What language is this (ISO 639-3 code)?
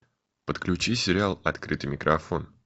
rus